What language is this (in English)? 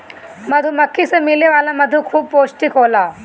Bhojpuri